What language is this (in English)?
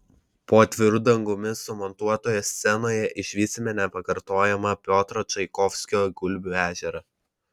Lithuanian